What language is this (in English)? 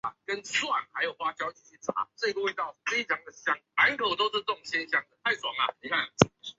Chinese